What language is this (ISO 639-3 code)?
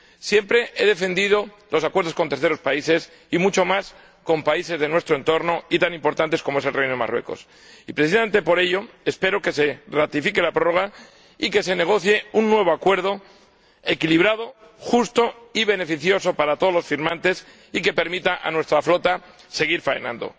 spa